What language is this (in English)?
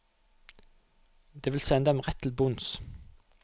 Norwegian